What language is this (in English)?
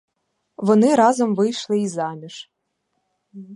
Ukrainian